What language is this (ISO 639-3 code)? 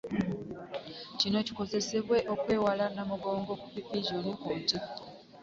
lug